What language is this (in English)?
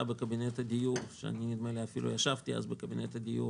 Hebrew